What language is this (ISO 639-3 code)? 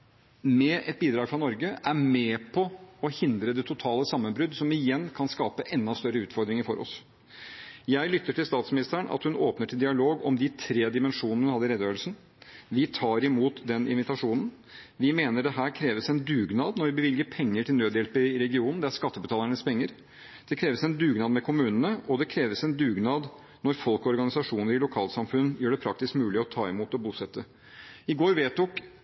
nob